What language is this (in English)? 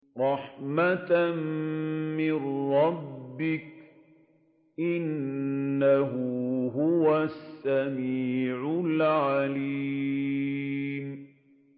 Arabic